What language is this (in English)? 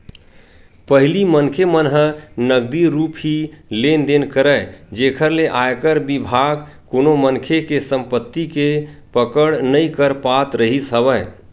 Chhattisgarhi